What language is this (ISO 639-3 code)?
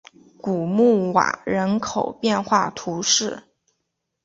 zho